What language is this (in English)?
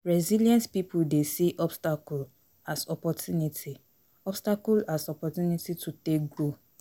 Nigerian Pidgin